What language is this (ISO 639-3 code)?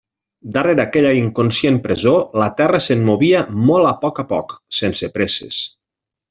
cat